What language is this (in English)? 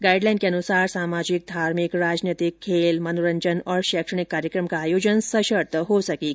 Hindi